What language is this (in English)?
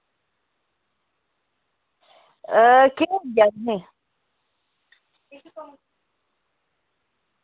Dogri